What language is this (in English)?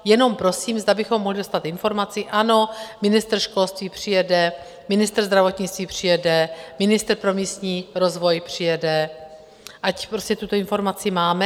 Czech